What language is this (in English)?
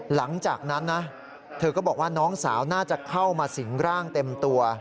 Thai